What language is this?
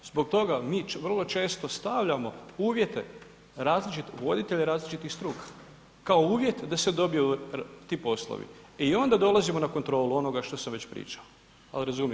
Croatian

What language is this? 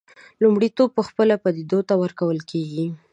Pashto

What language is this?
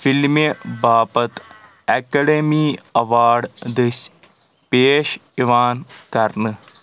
Kashmiri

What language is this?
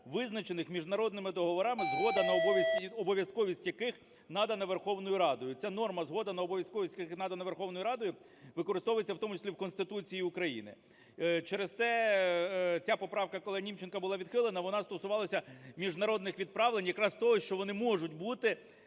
Ukrainian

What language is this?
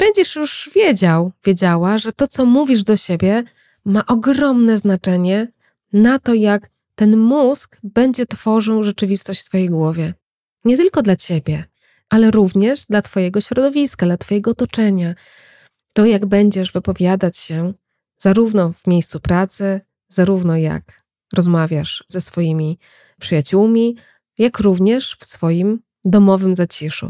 Polish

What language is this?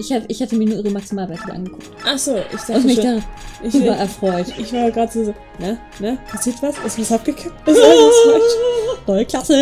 German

